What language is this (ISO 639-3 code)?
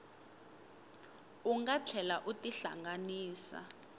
tso